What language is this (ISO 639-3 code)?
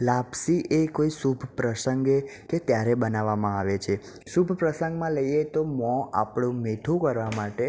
guj